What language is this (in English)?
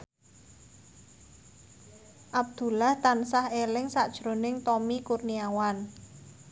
Javanese